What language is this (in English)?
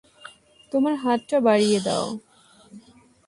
Bangla